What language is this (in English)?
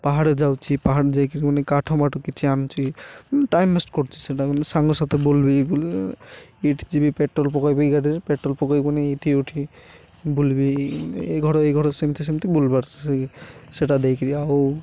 Odia